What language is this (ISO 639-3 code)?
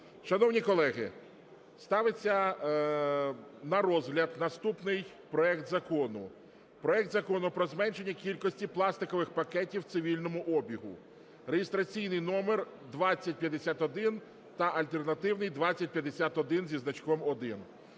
ukr